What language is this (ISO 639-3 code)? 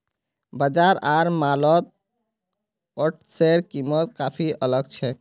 mag